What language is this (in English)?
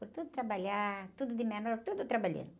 Portuguese